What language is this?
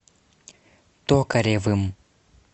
Russian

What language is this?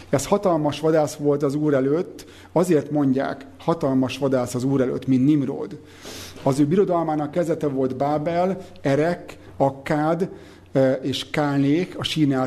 Hungarian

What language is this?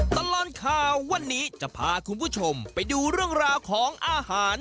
Thai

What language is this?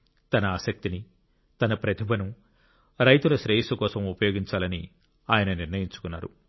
Telugu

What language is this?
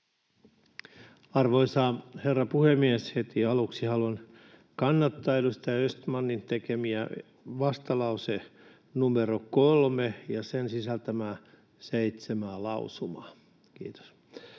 Finnish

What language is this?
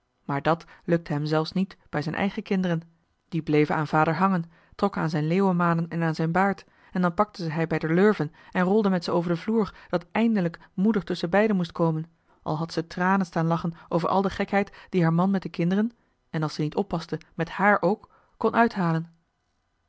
Dutch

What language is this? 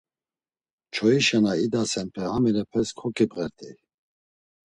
Laz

